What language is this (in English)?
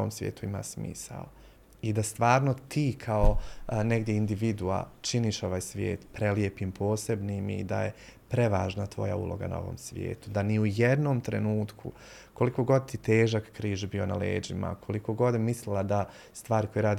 Croatian